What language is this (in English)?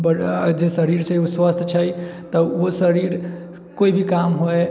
Maithili